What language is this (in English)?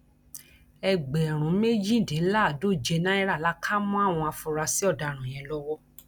Yoruba